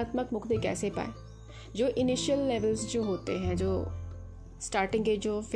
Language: Hindi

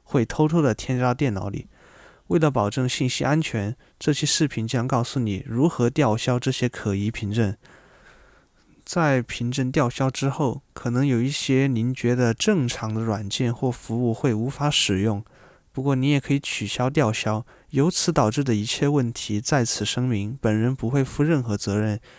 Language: Chinese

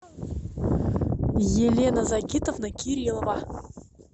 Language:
Russian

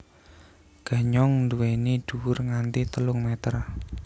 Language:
Javanese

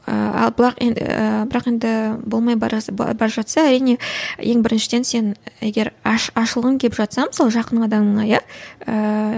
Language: Kazakh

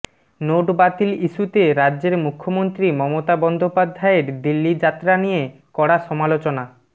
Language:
Bangla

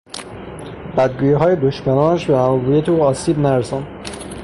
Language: Persian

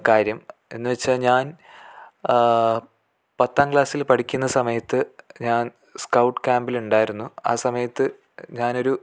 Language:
Malayalam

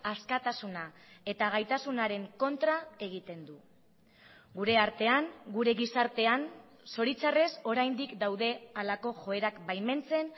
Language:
Basque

